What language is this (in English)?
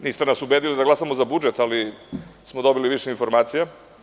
Serbian